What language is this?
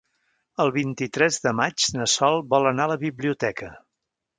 Catalan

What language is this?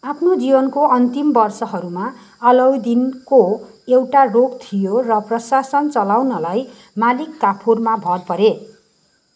Nepali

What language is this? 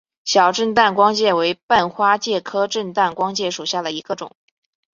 Chinese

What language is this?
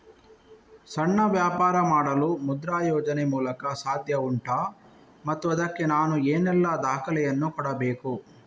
Kannada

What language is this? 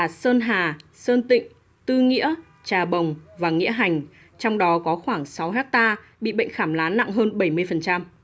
Vietnamese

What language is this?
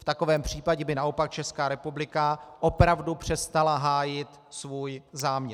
Czech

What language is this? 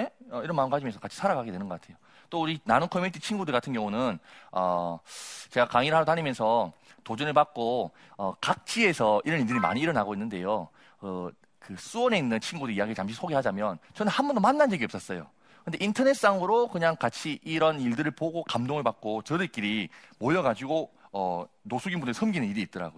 Korean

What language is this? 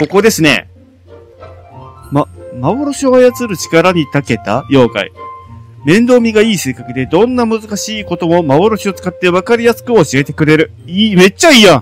Japanese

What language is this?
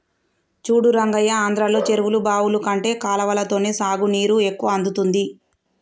Telugu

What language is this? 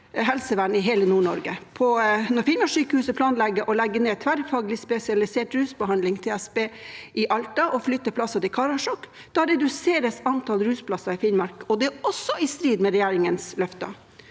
Norwegian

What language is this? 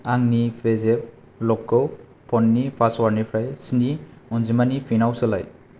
Bodo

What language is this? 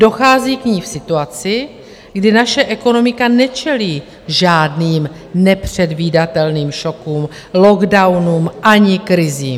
Czech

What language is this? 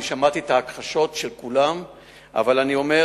Hebrew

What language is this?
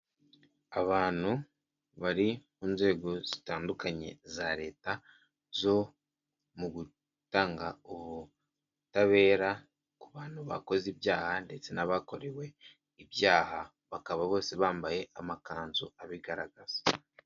Kinyarwanda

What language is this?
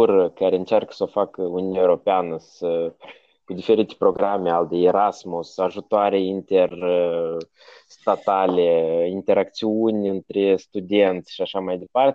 Romanian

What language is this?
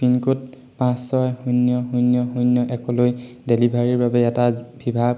Assamese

